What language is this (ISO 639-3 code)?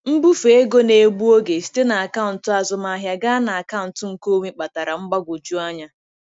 ibo